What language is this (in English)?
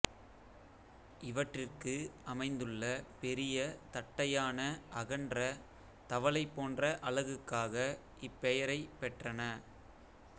Tamil